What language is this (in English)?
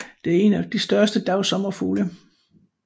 Danish